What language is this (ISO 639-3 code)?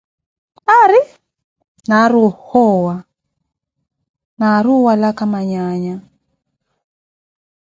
eko